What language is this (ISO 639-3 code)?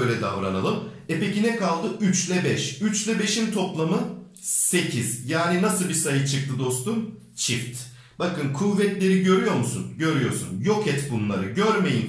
tur